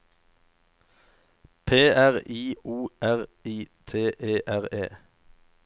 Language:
Norwegian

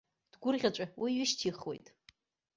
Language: Abkhazian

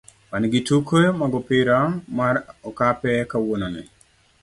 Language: Luo (Kenya and Tanzania)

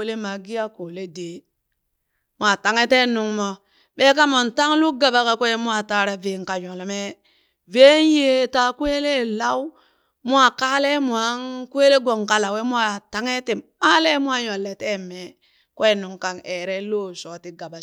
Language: Burak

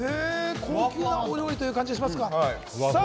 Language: Japanese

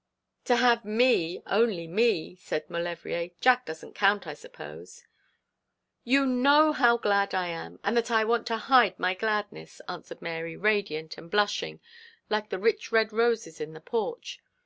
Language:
English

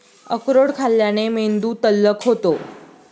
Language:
Marathi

